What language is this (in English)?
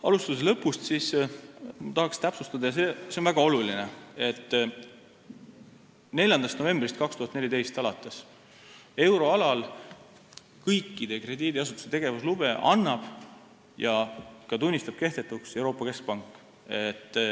Estonian